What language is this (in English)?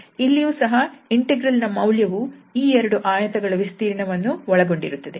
Kannada